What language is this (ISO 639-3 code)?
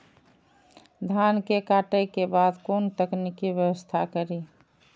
mai